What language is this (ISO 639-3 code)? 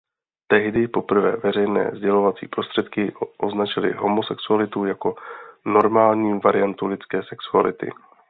ces